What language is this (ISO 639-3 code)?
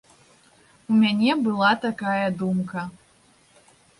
bel